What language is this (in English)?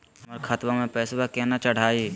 Magahi